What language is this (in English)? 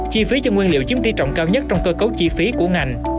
Vietnamese